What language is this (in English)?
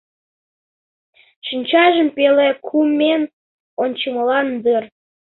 Mari